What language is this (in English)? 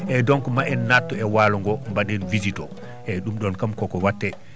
Fula